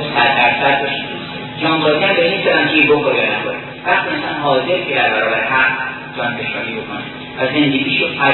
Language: Persian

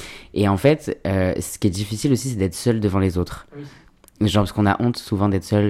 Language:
French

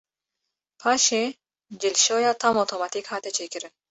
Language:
Kurdish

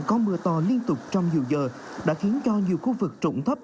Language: Vietnamese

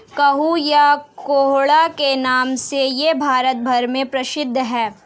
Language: Hindi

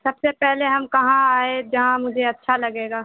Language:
Urdu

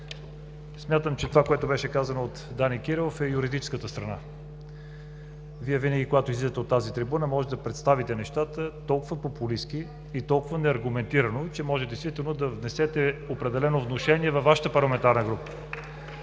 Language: Bulgarian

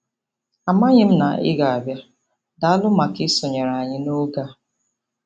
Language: Igbo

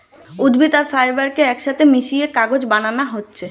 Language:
Bangla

